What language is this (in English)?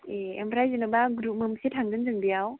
Bodo